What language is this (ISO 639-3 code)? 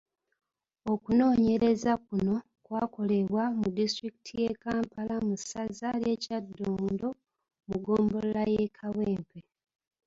lug